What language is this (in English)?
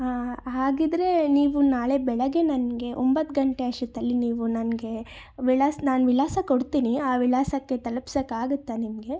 Kannada